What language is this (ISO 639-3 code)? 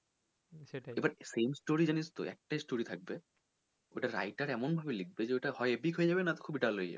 ben